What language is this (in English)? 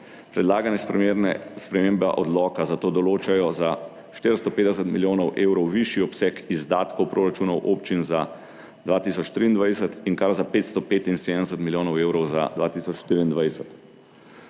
Slovenian